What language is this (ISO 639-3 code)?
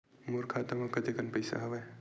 hne